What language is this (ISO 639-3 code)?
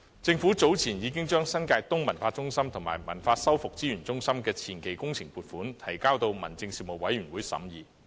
yue